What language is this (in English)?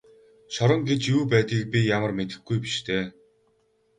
Mongolian